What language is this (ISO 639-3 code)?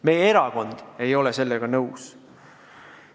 est